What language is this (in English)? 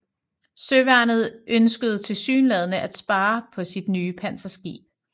Danish